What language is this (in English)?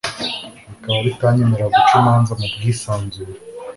Kinyarwanda